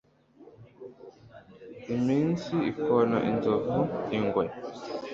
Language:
Kinyarwanda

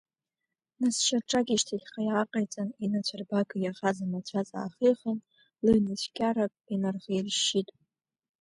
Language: Abkhazian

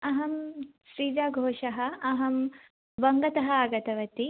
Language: Sanskrit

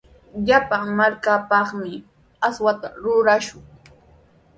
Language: Sihuas Ancash Quechua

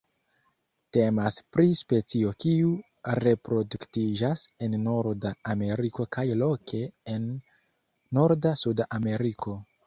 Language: Esperanto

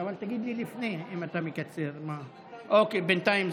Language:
Hebrew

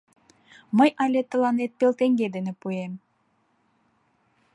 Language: Mari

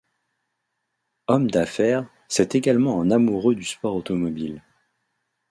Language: French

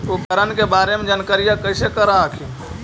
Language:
Magahi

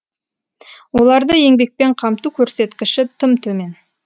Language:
Kazakh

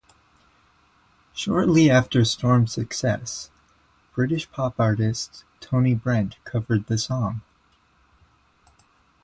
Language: English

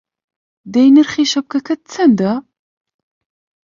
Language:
Central Kurdish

